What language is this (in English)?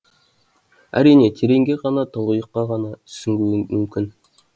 Kazakh